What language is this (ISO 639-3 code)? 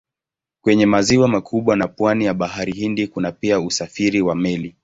swa